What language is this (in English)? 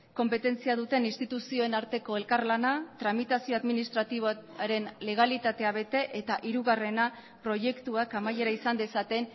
Basque